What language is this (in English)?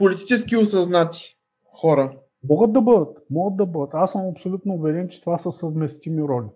Bulgarian